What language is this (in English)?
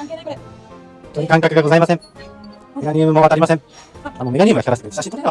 Japanese